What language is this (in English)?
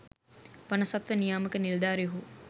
Sinhala